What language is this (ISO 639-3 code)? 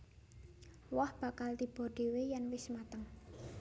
jav